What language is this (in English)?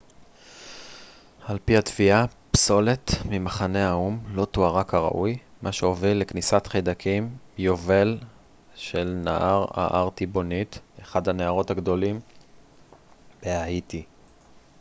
Hebrew